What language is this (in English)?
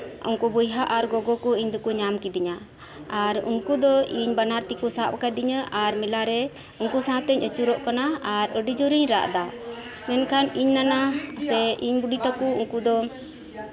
Santali